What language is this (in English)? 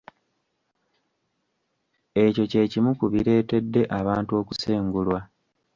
Ganda